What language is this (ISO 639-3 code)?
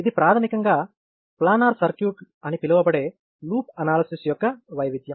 tel